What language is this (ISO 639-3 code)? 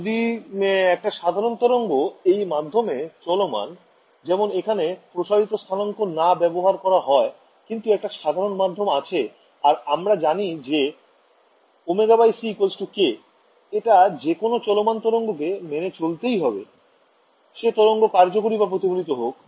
ben